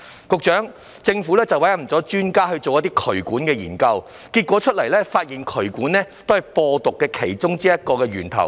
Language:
Cantonese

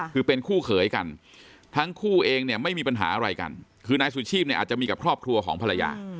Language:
Thai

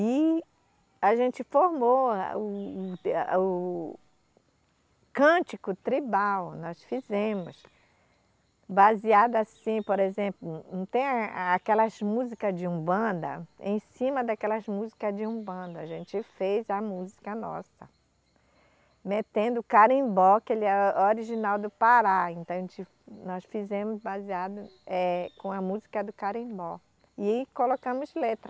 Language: Portuguese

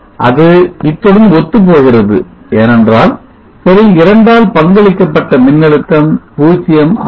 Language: Tamil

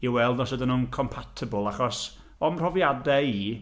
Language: Welsh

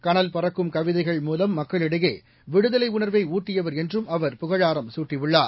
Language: Tamil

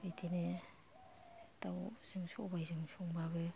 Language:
Bodo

